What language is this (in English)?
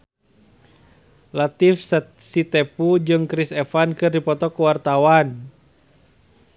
Sundanese